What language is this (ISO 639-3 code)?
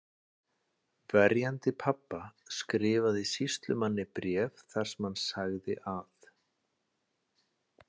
isl